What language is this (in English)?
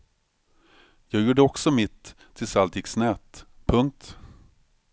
Swedish